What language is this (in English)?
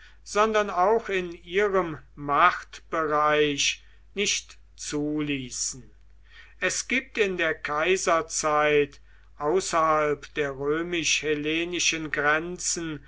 German